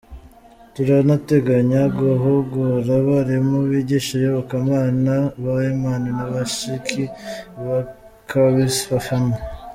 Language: Kinyarwanda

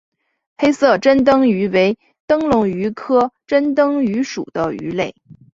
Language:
Chinese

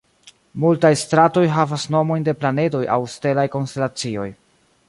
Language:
Esperanto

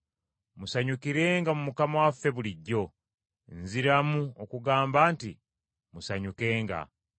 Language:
Ganda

